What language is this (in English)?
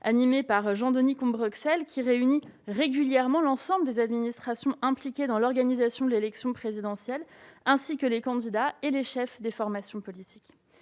French